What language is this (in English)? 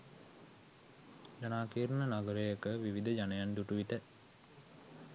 Sinhala